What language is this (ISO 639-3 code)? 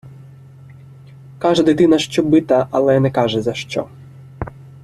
ukr